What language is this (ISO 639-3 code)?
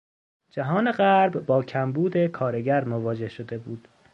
fas